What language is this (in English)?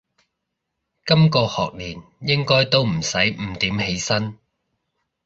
Cantonese